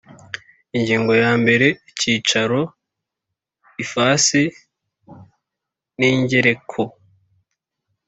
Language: Kinyarwanda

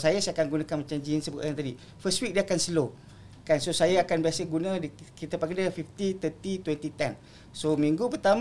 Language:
Malay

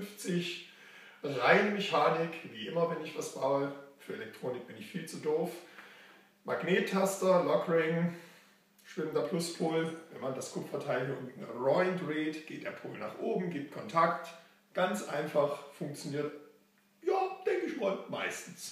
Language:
German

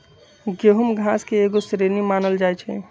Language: Magahi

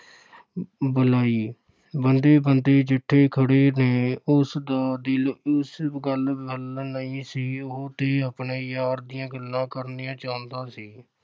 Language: Punjabi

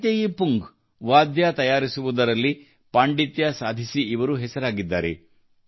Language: Kannada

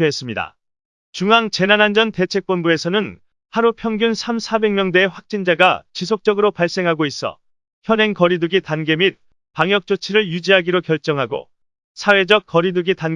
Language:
Korean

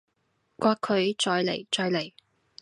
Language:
Cantonese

